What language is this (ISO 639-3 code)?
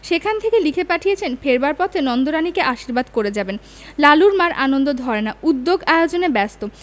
ben